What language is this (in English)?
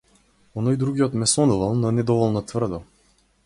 Macedonian